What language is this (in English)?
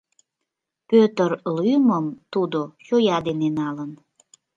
Mari